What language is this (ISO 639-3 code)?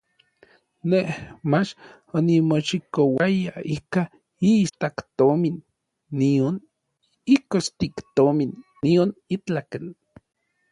nlv